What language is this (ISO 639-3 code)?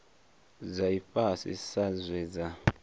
ven